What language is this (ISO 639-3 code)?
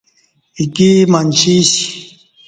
bsh